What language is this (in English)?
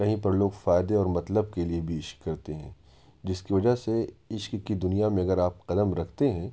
Urdu